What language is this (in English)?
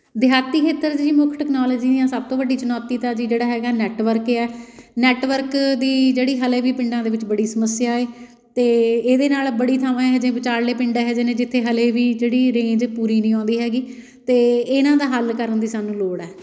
Punjabi